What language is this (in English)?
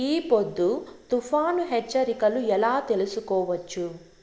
Telugu